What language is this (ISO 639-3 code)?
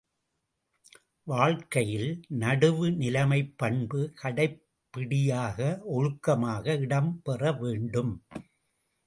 tam